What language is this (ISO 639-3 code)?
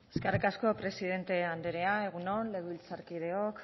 eus